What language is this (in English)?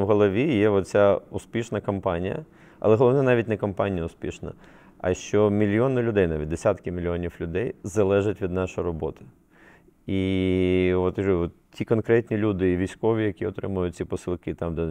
Ukrainian